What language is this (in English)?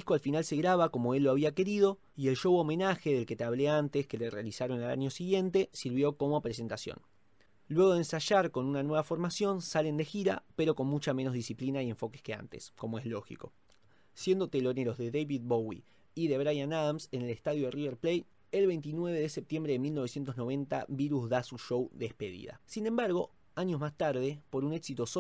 Spanish